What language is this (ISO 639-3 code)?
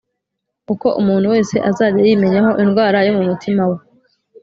kin